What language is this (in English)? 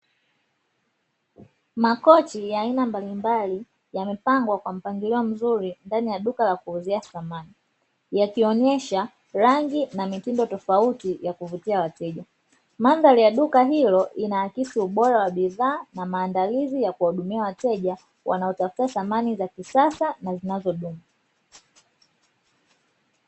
Swahili